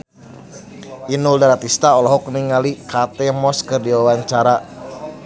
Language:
Sundanese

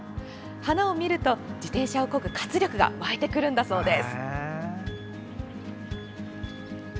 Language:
Japanese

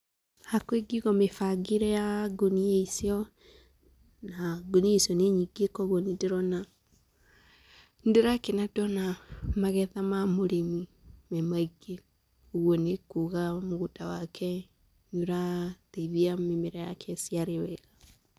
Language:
Kikuyu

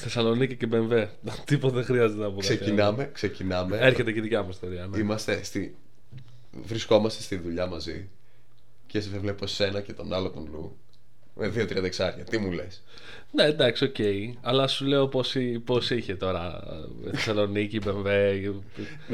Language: Greek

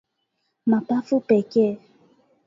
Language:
Swahili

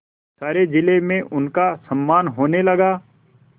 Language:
Hindi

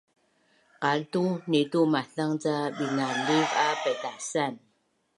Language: Bunun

